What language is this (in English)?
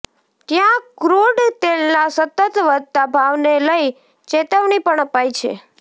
Gujarati